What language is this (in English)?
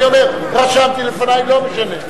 Hebrew